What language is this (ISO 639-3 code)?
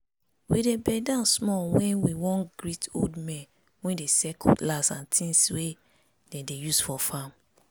pcm